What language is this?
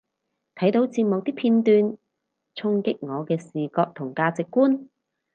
Cantonese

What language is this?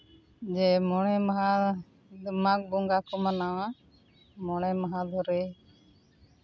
Santali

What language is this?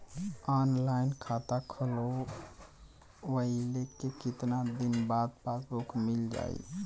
Bhojpuri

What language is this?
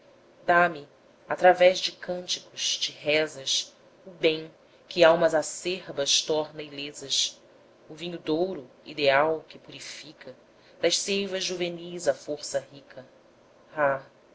Portuguese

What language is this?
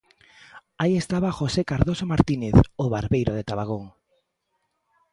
Galician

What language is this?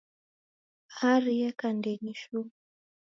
Taita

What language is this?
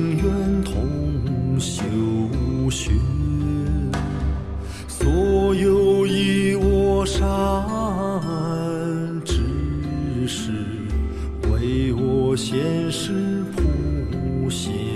Chinese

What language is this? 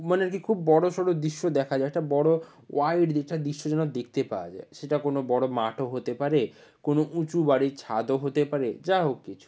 Bangla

